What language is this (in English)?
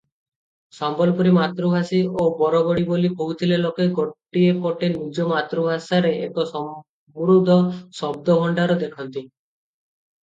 Odia